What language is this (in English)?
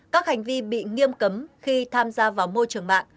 Vietnamese